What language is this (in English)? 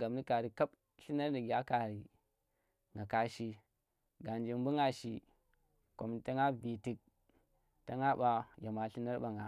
Tera